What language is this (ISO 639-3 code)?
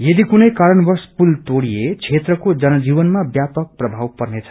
nep